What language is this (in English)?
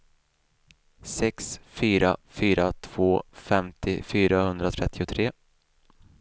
Swedish